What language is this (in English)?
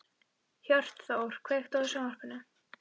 Icelandic